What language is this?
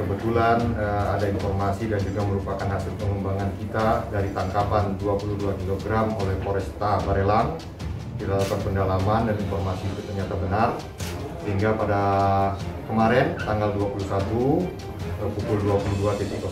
Indonesian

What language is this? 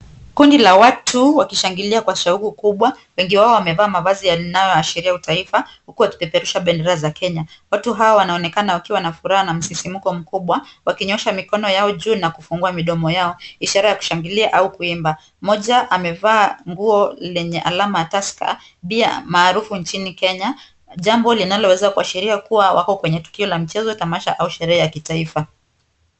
Swahili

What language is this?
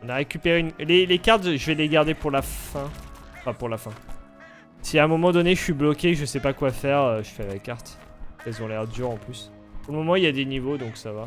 French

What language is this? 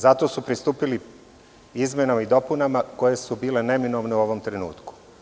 Serbian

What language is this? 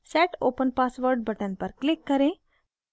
Hindi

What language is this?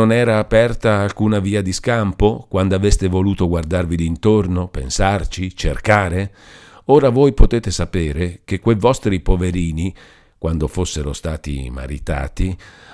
Italian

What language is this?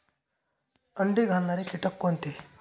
Marathi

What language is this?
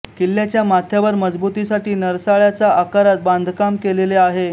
Marathi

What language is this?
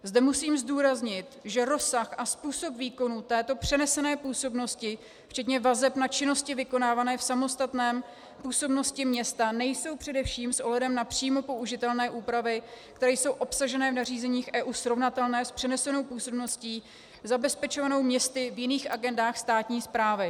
Czech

